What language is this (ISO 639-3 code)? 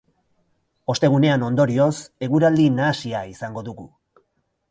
eus